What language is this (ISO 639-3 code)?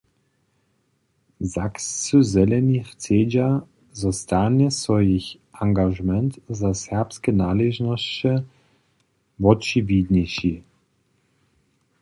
hsb